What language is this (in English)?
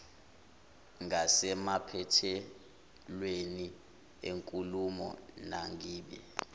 Zulu